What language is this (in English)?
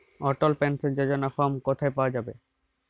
Bangla